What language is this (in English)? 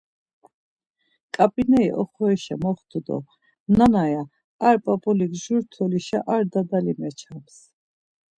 Laz